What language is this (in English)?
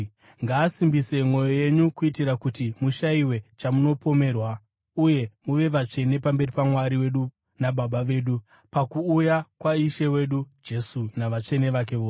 Shona